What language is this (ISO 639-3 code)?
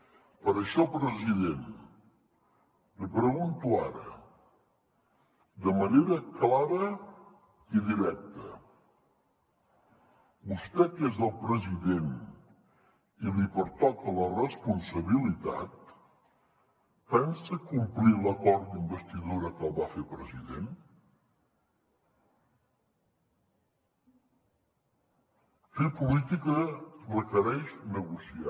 cat